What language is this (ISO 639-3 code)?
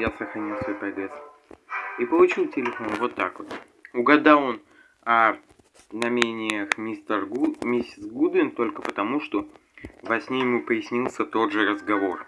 rus